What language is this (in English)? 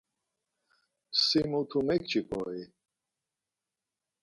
Laz